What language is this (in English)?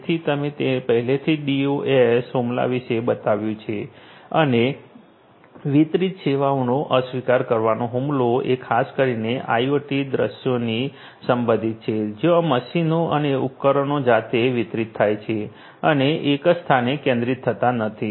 Gujarati